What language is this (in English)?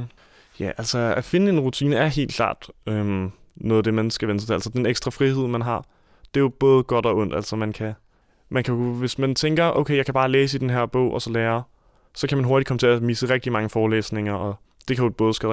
Danish